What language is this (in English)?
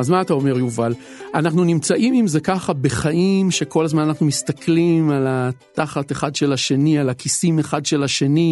Hebrew